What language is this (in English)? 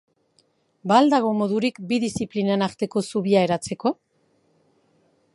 Basque